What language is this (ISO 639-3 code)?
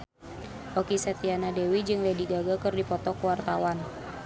sun